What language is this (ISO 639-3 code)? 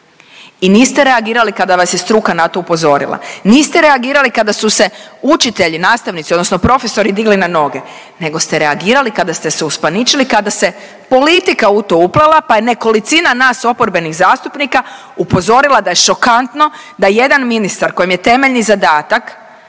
hrv